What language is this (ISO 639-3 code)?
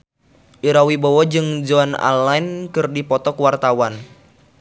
sun